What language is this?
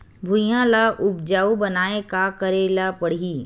Chhattisgarhi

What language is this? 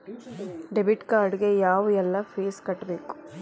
Kannada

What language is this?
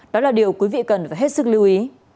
Vietnamese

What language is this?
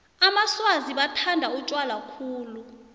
South Ndebele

